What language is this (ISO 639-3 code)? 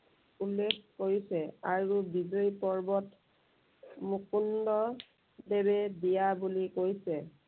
asm